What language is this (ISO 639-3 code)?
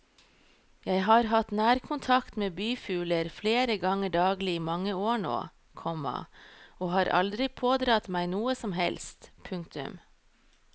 nor